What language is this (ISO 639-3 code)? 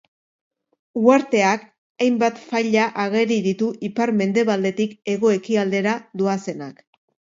eus